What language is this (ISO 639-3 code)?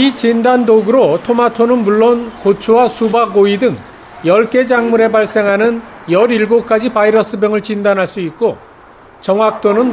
kor